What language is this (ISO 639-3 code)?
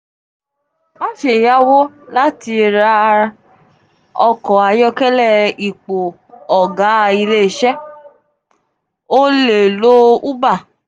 yor